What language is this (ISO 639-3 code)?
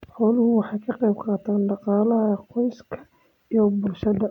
som